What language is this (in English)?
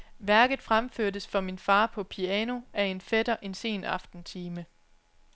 Danish